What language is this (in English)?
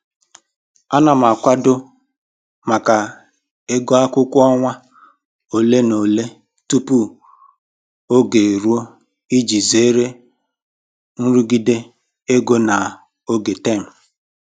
Igbo